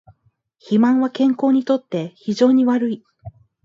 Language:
Japanese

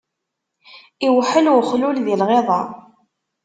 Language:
Kabyle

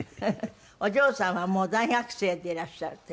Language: Japanese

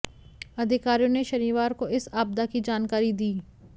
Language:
Hindi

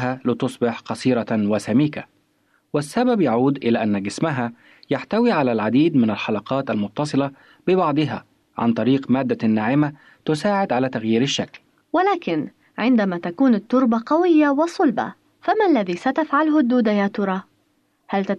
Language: Arabic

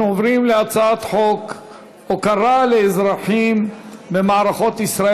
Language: Hebrew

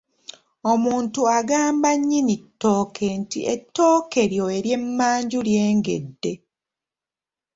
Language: Ganda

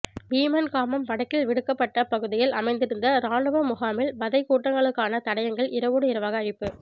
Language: Tamil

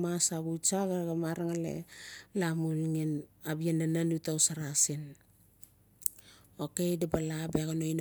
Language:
Notsi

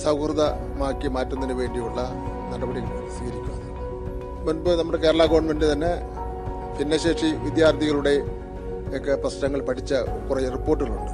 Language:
Malayalam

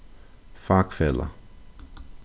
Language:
Faroese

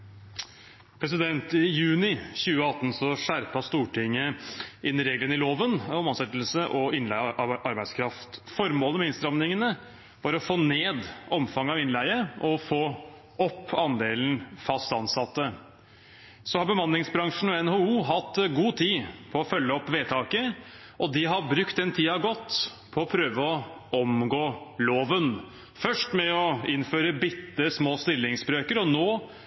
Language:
Norwegian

